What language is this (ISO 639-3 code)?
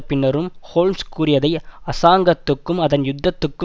tam